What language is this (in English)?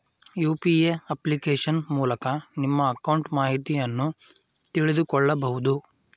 Kannada